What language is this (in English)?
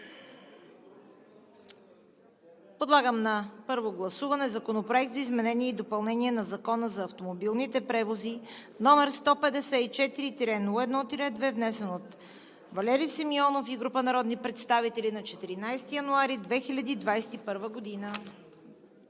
Bulgarian